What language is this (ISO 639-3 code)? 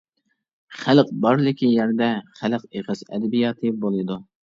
uig